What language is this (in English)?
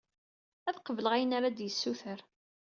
Kabyle